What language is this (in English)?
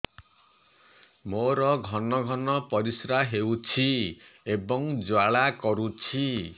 Odia